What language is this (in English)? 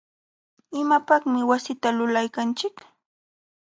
Jauja Wanca Quechua